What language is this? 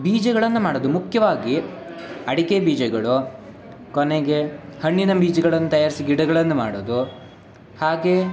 Kannada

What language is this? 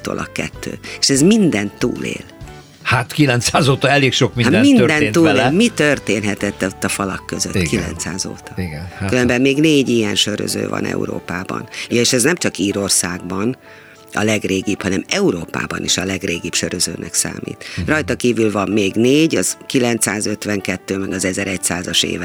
Hungarian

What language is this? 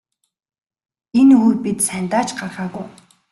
Mongolian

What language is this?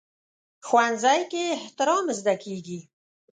Pashto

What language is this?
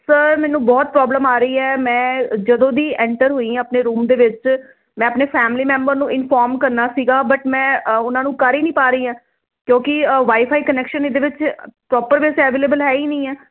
Punjabi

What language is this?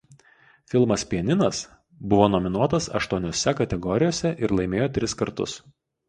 Lithuanian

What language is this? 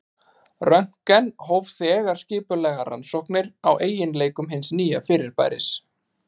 Icelandic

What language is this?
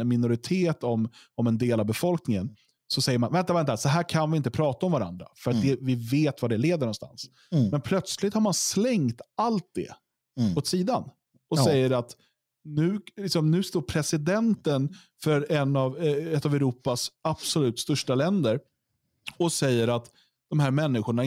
Swedish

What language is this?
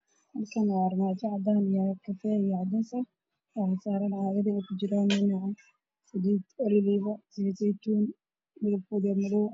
Somali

